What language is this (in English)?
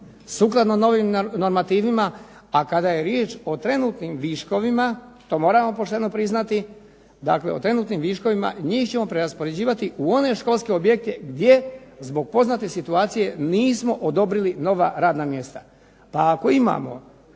Croatian